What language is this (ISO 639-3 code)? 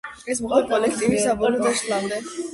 kat